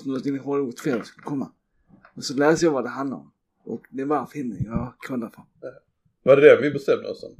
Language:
Swedish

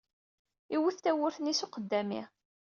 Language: Kabyle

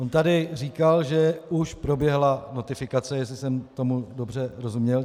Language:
Czech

